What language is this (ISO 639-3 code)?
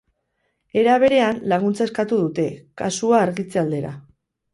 eus